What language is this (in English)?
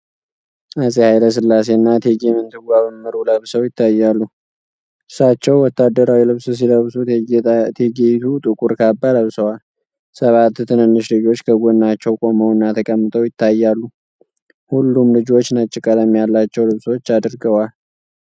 Amharic